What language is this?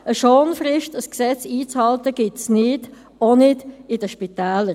Swiss German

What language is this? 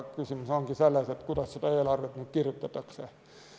Estonian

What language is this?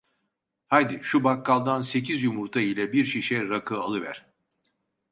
Turkish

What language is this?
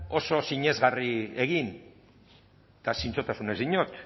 Basque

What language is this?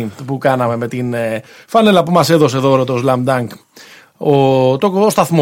Greek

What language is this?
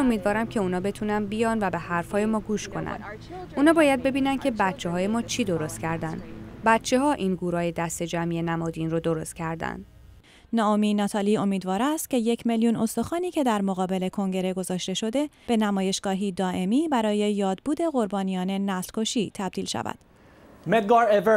Persian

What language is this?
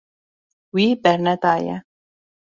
Kurdish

